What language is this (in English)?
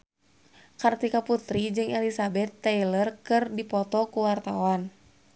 Sundanese